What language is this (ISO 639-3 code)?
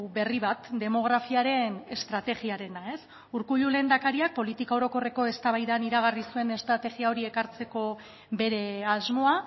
eus